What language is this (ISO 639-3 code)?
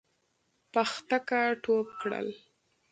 pus